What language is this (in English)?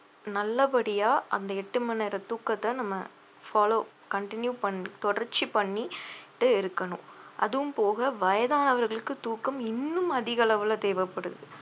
Tamil